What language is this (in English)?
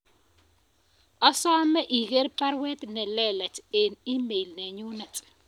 Kalenjin